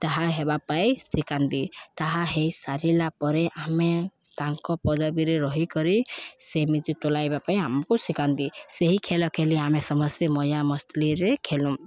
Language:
Odia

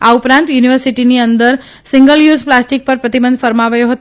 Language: Gujarati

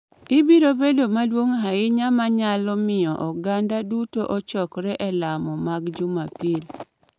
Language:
Luo (Kenya and Tanzania)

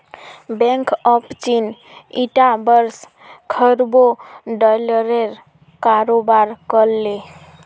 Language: Magahi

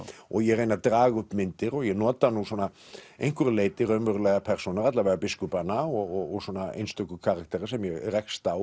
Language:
Icelandic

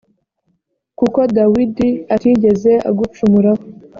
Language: Kinyarwanda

